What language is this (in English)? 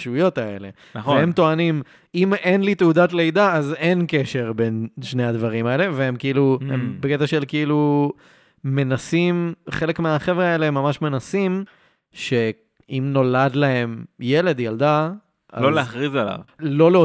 Hebrew